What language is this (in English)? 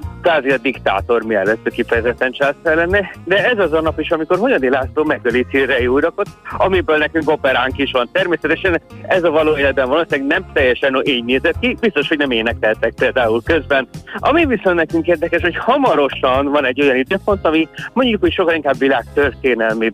Hungarian